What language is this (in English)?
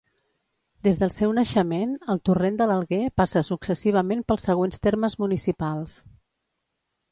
Catalan